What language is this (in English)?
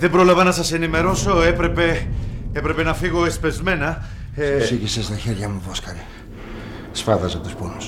Greek